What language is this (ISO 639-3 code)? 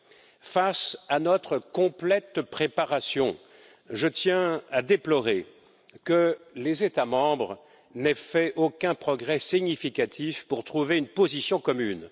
fra